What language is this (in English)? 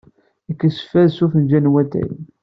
Kabyle